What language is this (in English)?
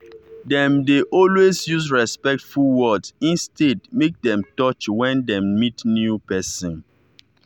Nigerian Pidgin